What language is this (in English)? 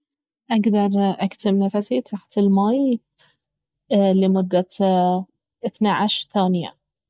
Baharna Arabic